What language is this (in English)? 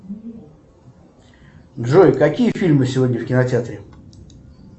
Russian